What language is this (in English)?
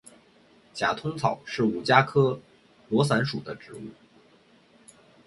Chinese